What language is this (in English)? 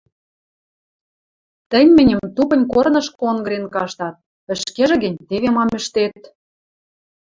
Western Mari